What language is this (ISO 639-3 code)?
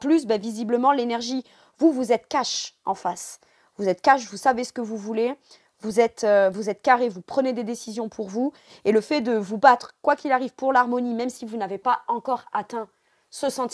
fra